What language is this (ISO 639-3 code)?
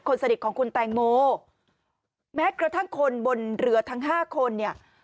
tha